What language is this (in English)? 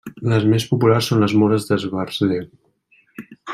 Catalan